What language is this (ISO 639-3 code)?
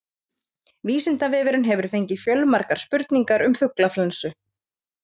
isl